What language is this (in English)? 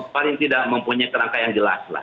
Indonesian